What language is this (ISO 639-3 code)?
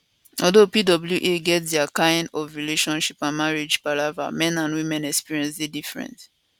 pcm